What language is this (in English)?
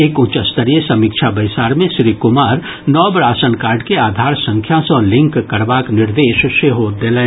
Maithili